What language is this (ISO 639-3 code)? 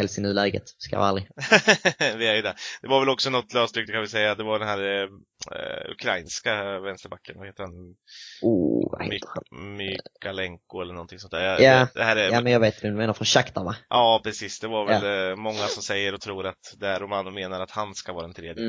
swe